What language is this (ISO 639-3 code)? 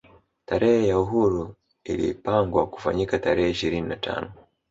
swa